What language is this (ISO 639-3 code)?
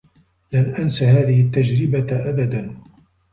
ara